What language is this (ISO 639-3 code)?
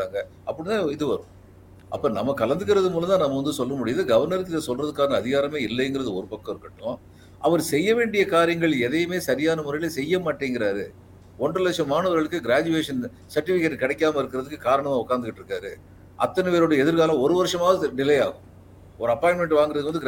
tam